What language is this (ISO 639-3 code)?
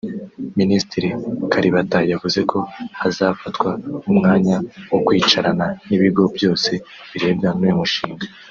kin